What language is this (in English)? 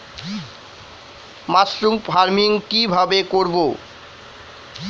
Bangla